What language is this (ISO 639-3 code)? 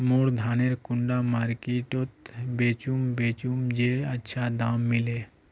mag